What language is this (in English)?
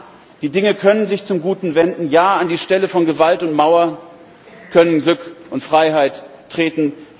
German